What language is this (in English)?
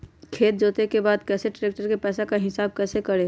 Magahi